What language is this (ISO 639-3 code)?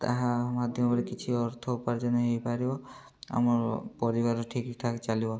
ori